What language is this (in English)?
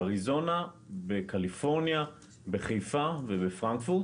Hebrew